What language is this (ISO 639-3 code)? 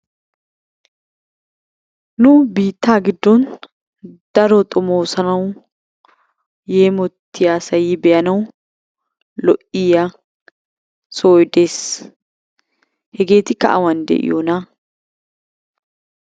wal